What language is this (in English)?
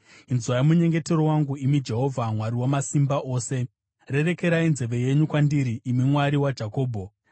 Shona